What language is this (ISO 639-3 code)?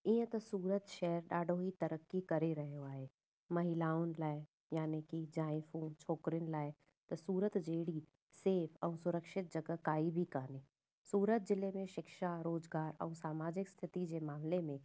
snd